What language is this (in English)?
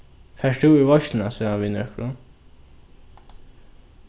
Faroese